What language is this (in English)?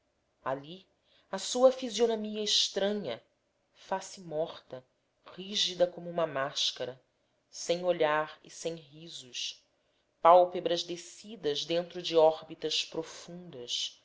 Portuguese